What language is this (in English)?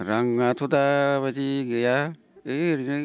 Bodo